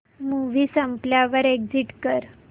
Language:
Marathi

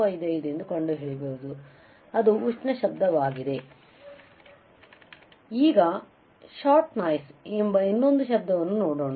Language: Kannada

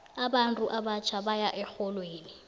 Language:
South Ndebele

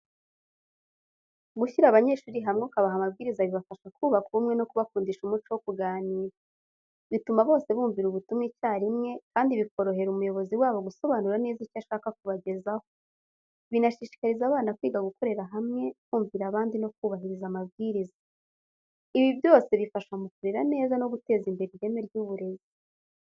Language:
Kinyarwanda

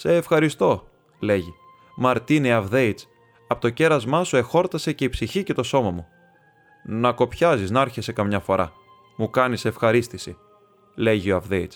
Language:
Greek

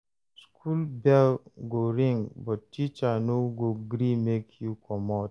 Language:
Nigerian Pidgin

